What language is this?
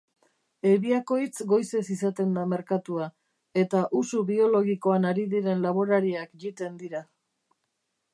Basque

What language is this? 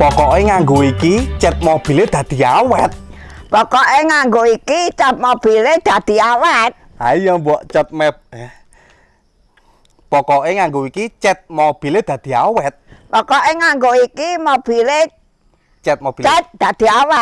Indonesian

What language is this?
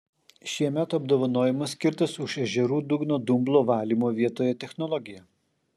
Lithuanian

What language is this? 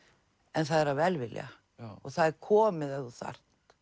Icelandic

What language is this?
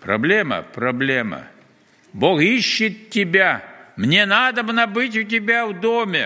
Russian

